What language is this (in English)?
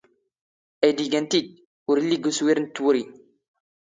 Standard Moroccan Tamazight